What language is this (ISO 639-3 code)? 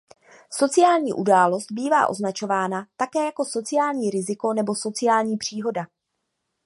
ces